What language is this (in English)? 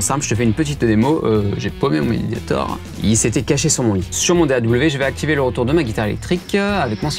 French